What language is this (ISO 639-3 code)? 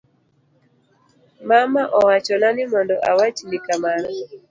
luo